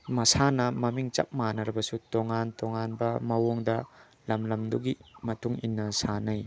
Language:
Manipuri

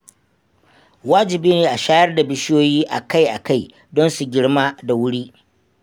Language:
Hausa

